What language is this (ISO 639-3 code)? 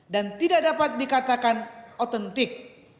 ind